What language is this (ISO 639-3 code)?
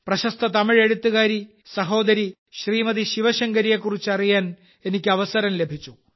mal